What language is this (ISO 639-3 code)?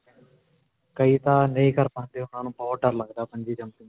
pan